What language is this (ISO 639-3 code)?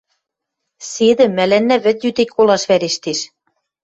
mrj